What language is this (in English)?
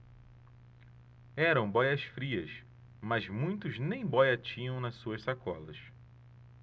Portuguese